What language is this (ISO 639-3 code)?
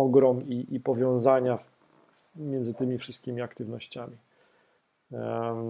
pol